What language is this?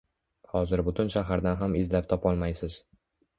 Uzbek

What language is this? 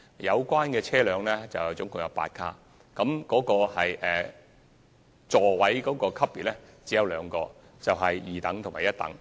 Cantonese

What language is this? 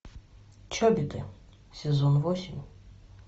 Russian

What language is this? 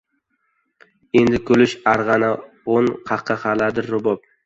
Uzbek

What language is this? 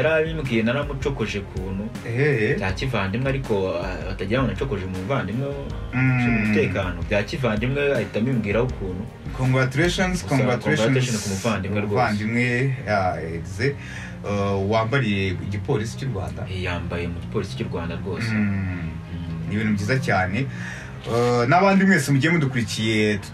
Romanian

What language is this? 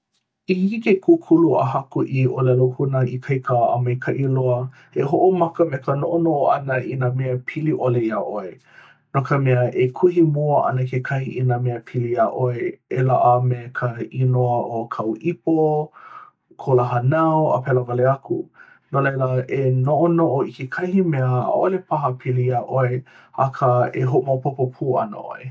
Hawaiian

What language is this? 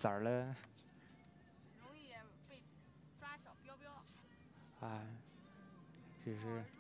Chinese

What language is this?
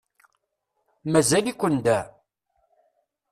Kabyle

